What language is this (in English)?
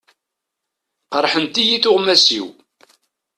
Kabyle